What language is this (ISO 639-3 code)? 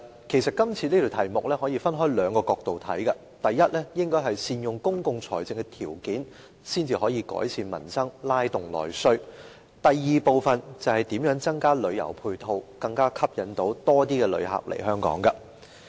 yue